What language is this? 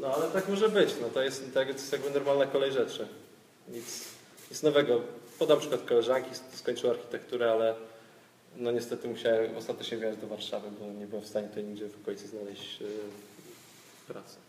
Polish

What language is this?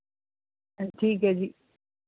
Punjabi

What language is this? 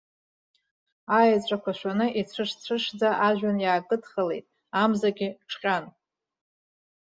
Abkhazian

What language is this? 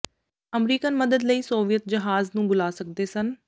Punjabi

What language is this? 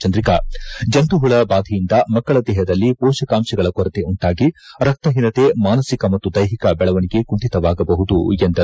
Kannada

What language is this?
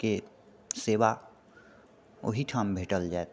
Maithili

